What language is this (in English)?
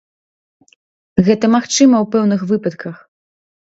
Belarusian